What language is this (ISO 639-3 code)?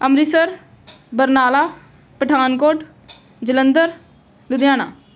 pan